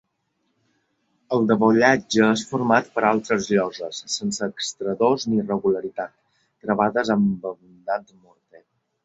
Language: Catalan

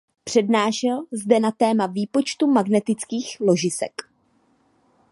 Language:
Czech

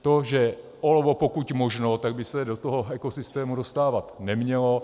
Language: Czech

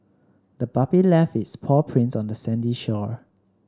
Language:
English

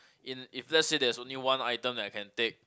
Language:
English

